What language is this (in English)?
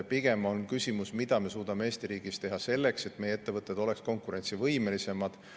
Estonian